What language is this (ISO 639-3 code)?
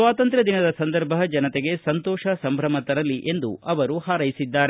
kan